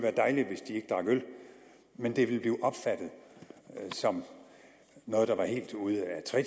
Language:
Danish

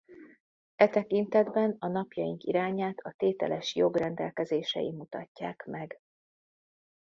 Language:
Hungarian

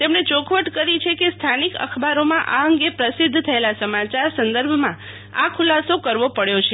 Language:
Gujarati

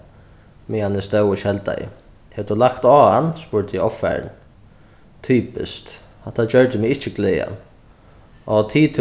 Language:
Faroese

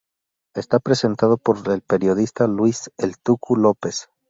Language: Spanish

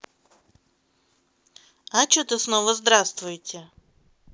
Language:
Russian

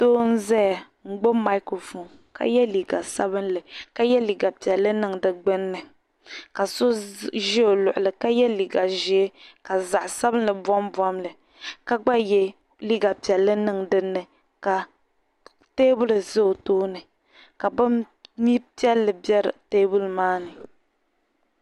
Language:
Dagbani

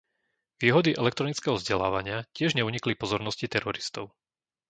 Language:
Slovak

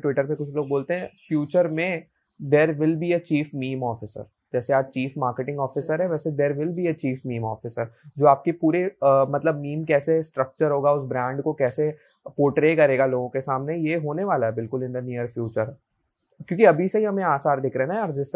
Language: Hindi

